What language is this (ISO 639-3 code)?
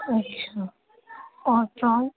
urd